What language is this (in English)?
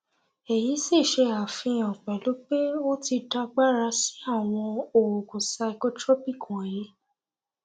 Yoruba